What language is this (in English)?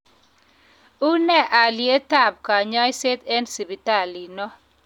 Kalenjin